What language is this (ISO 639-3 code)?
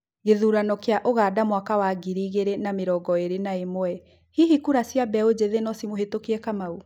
kik